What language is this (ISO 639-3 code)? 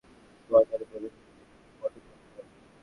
ben